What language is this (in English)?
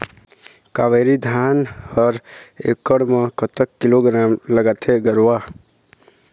Chhattisgarhi